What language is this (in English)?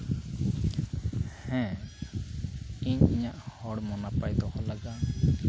Santali